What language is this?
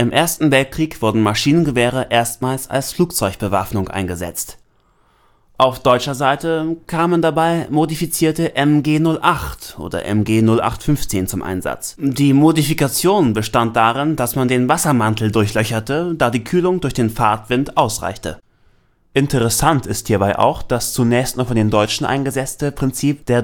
German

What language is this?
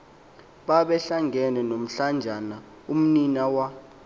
Xhosa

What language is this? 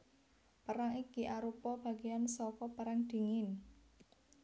Javanese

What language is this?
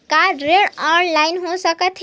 Chhattisgarhi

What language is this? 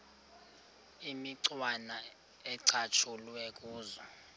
Xhosa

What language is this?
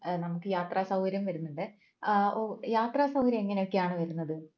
Malayalam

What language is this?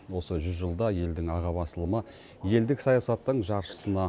Kazakh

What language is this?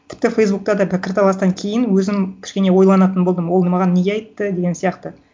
Kazakh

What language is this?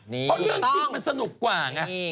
Thai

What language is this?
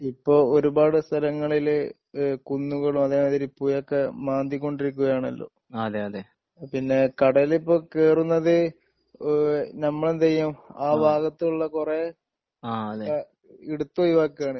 Malayalam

